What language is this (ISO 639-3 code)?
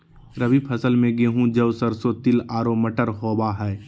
mag